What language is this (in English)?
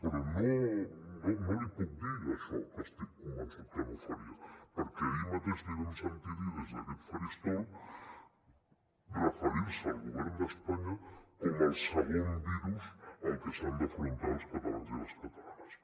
Catalan